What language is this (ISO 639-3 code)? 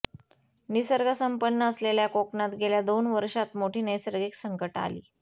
mar